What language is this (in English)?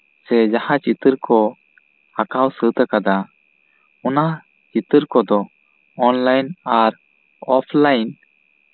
Santali